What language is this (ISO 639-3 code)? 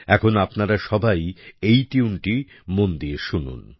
ben